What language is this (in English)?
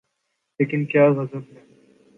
Urdu